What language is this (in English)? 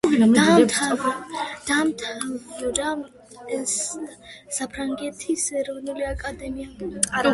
Georgian